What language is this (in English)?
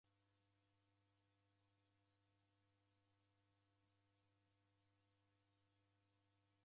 Taita